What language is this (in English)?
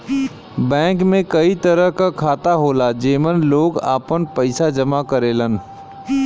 Bhojpuri